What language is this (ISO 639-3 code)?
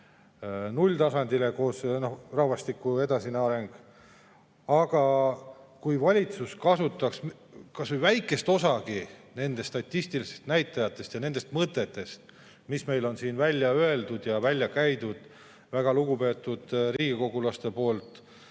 est